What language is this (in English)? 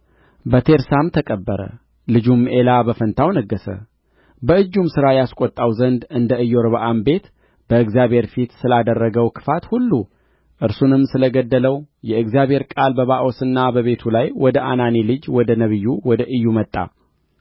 Amharic